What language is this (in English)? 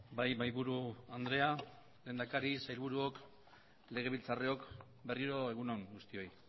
Basque